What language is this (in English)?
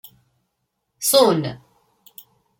Kabyle